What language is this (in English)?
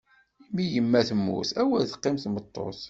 Kabyle